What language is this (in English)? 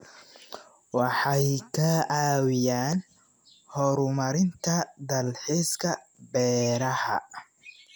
Somali